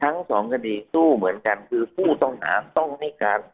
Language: Thai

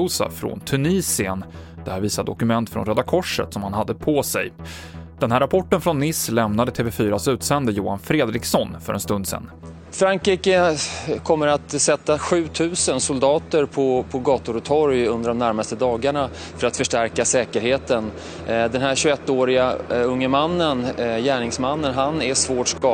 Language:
Swedish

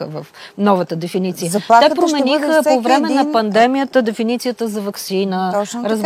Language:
Bulgarian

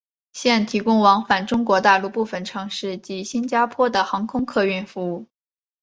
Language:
Chinese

